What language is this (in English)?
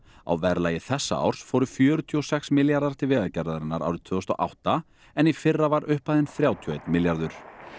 Icelandic